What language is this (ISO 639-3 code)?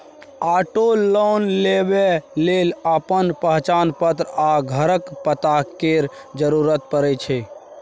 mai